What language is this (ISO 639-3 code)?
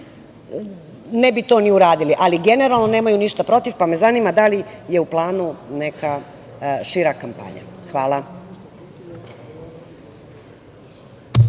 srp